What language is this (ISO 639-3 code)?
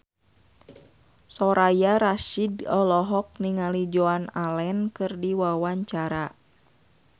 sun